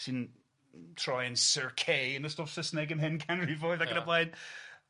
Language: Welsh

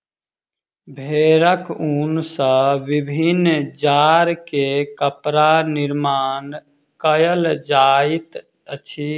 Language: Maithili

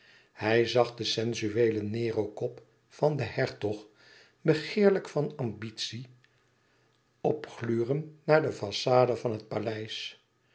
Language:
Dutch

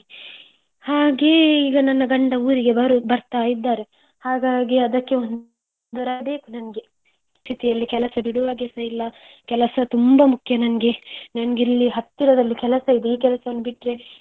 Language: Kannada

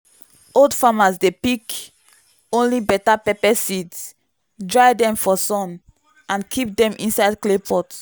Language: Nigerian Pidgin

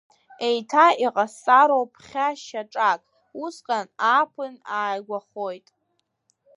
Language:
Abkhazian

